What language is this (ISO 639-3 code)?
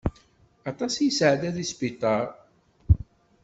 kab